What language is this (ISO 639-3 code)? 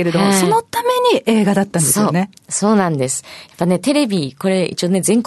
jpn